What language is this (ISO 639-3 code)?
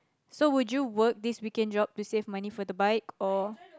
eng